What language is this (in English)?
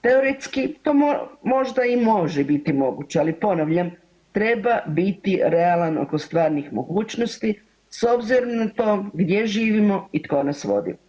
Croatian